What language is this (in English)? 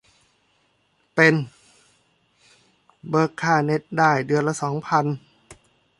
Thai